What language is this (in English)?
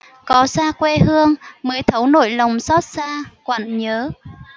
Vietnamese